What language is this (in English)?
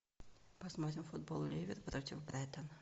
Russian